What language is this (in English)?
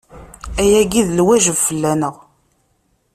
Kabyle